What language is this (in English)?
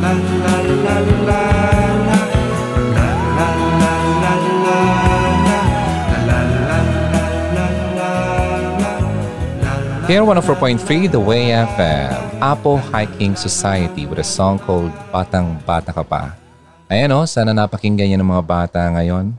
Filipino